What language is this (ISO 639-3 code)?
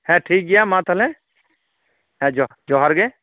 sat